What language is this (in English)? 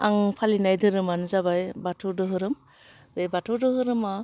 Bodo